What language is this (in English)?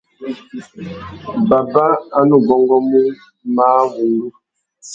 Tuki